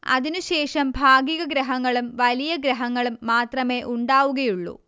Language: Malayalam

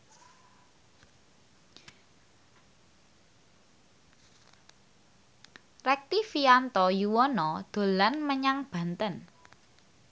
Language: Javanese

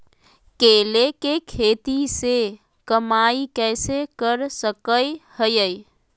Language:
Magahi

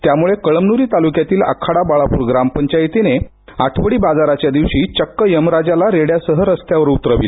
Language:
Marathi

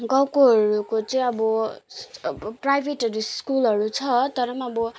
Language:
Nepali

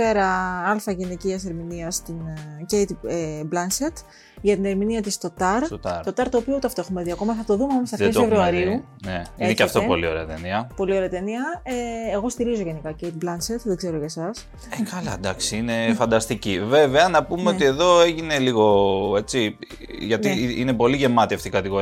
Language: Greek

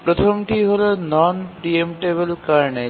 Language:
Bangla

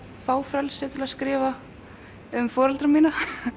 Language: Icelandic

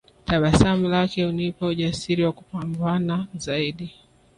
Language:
Swahili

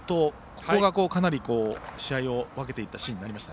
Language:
Japanese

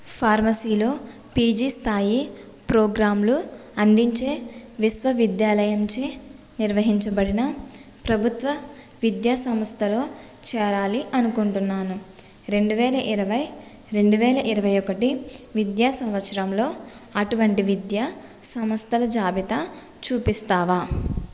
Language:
Telugu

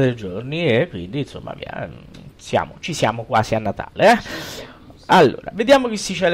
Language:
Italian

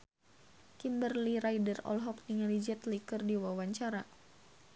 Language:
Sundanese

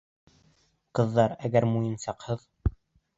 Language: Bashkir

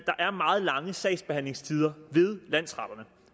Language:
Danish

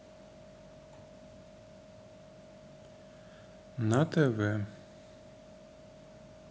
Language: Russian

